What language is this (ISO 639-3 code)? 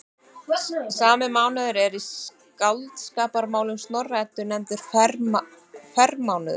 isl